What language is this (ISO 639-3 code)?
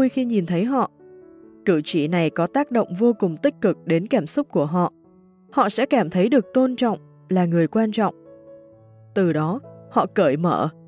vie